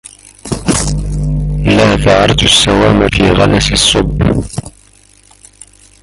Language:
Arabic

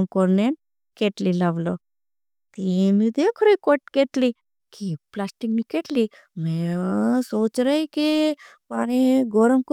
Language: Bhili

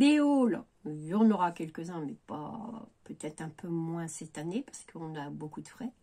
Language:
French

